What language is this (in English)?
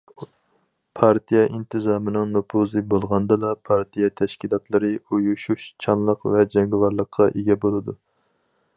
Uyghur